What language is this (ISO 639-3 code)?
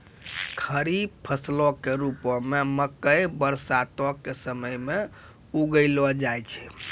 mai